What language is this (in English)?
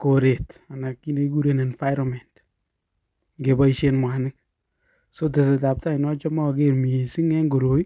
Kalenjin